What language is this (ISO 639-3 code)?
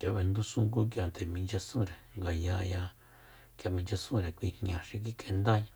vmp